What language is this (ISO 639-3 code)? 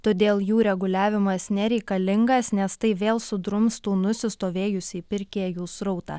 lit